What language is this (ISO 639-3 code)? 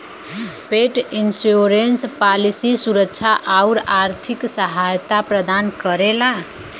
bho